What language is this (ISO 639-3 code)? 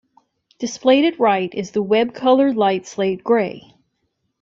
eng